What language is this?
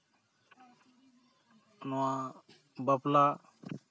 Santali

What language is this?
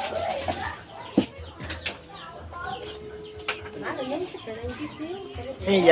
Vietnamese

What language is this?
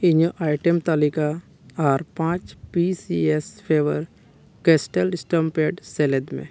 Santali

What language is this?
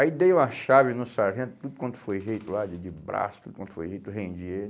Portuguese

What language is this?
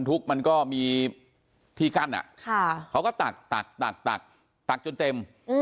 Thai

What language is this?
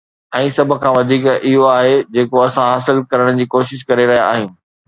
Sindhi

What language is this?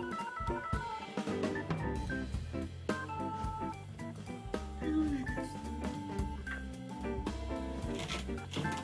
Korean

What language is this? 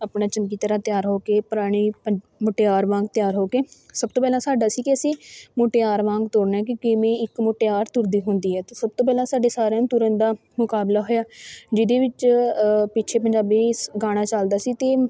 Punjabi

